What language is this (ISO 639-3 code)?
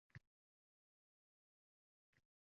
uzb